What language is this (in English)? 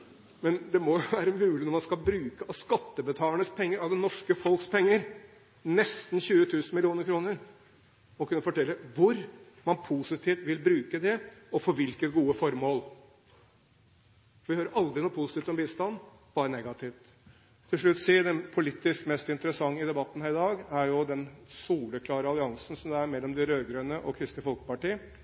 Norwegian Bokmål